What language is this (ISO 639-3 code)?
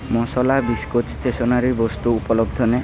asm